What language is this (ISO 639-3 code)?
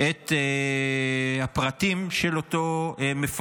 heb